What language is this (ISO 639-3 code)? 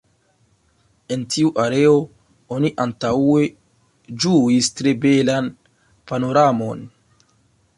epo